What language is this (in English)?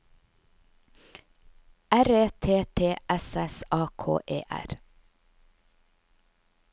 Norwegian